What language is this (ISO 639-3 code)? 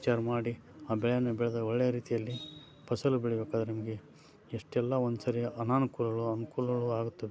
kan